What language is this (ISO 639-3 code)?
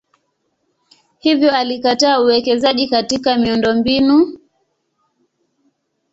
swa